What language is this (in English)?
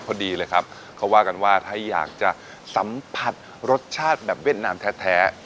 Thai